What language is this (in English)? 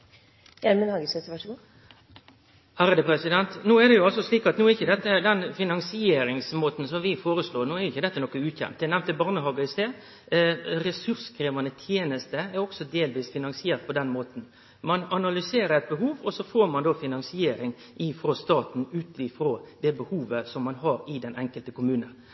Norwegian Nynorsk